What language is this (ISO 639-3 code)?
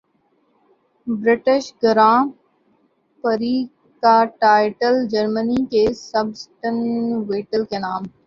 urd